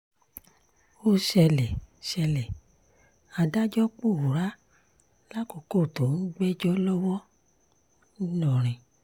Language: Yoruba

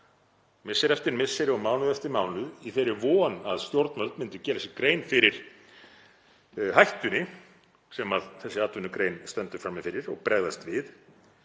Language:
Icelandic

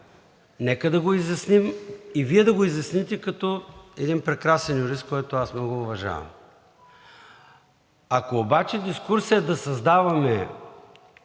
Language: Bulgarian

